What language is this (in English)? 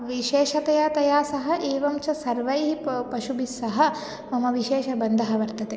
Sanskrit